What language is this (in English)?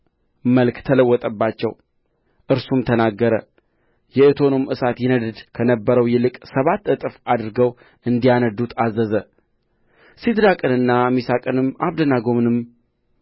Amharic